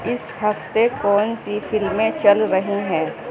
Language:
Urdu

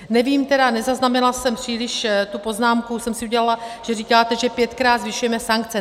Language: Czech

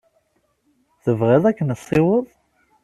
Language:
Kabyle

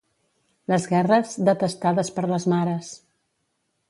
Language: Catalan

